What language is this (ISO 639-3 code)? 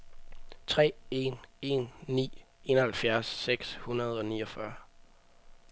dan